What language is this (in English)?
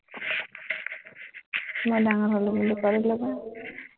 Assamese